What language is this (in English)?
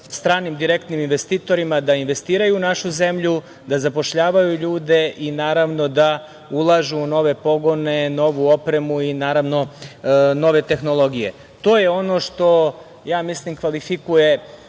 Serbian